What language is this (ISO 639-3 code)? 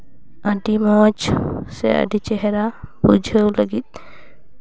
sat